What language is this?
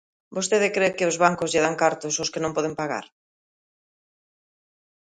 Galician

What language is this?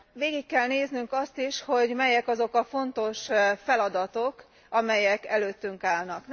Hungarian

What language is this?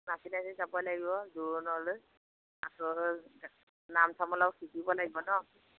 Assamese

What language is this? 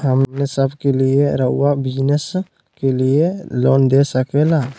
Magahi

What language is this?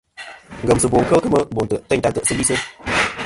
Kom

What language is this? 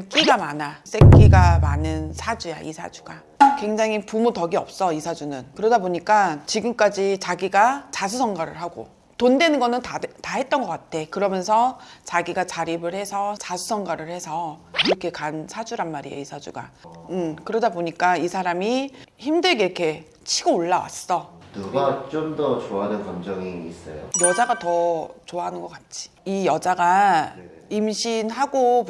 Korean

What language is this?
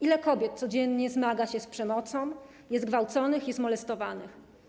Polish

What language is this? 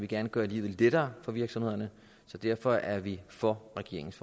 Danish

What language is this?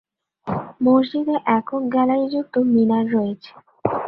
Bangla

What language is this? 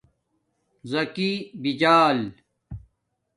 Domaaki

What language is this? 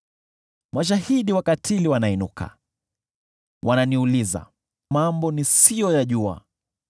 Swahili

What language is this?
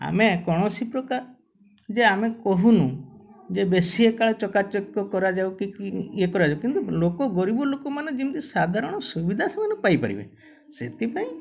Odia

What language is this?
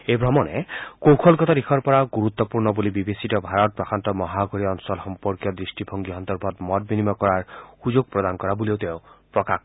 Assamese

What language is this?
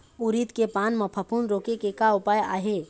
Chhattisgarhi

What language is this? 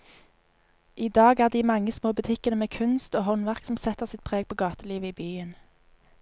Norwegian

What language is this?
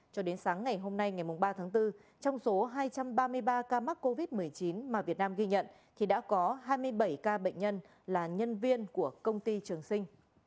Vietnamese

